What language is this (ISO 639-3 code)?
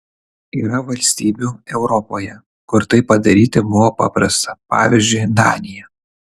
lit